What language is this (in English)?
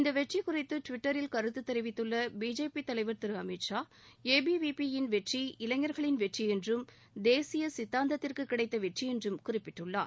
Tamil